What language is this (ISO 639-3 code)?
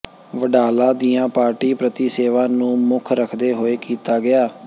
pan